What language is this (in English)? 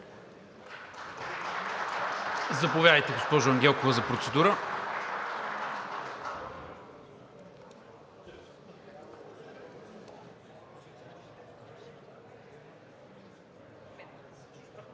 Bulgarian